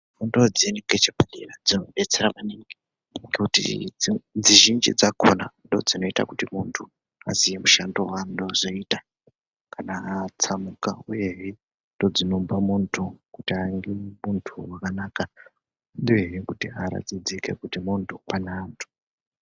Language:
Ndau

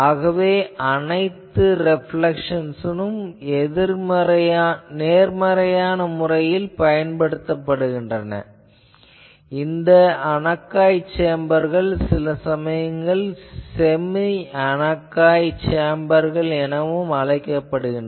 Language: Tamil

